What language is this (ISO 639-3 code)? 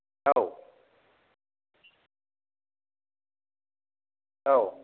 brx